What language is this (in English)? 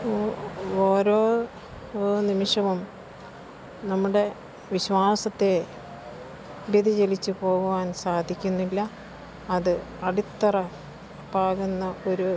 Malayalam